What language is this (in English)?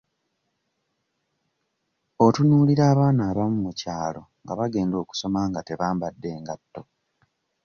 Ganda